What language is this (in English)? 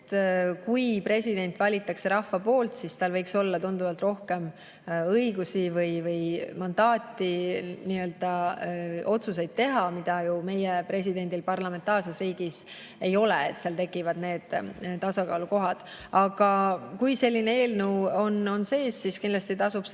Estonian